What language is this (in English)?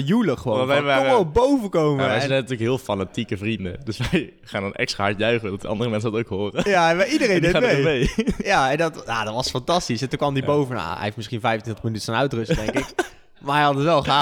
Dutch